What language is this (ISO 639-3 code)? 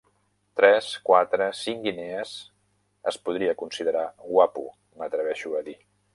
cat